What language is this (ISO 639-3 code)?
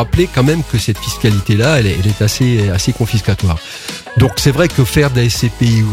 fra